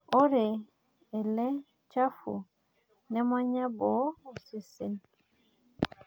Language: Masai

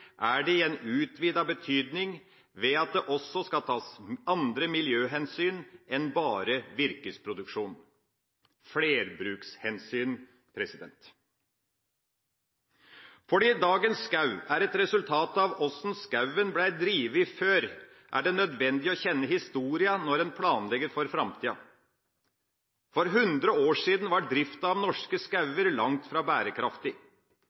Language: Norwegian Bokmål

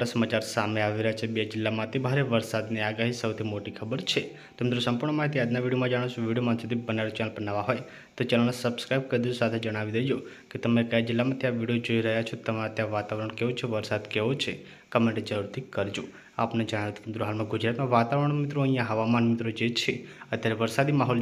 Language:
Gujarati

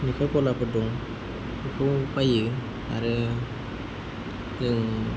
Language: Bodo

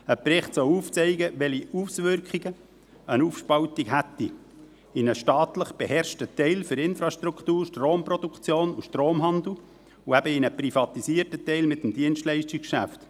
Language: Swiss German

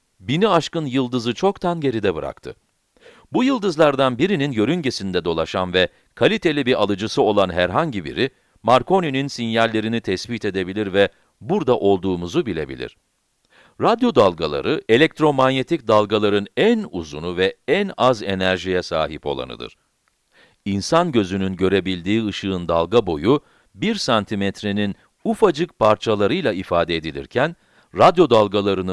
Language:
Turkish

